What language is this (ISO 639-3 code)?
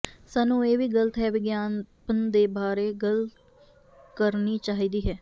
pan